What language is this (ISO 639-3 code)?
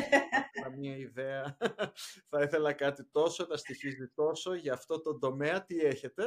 ell